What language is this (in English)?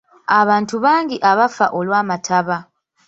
Ganda